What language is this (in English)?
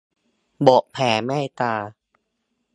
Thai